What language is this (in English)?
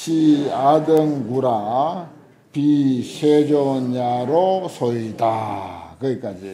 Korean